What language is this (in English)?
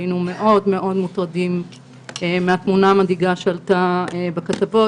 Hebrew